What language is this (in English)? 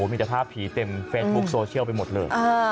Thai